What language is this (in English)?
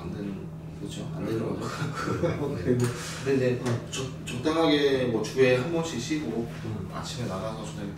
Korean